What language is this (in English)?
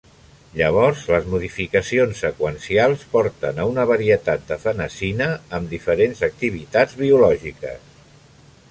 Catalan